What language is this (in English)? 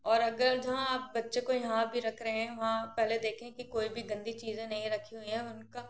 Hindi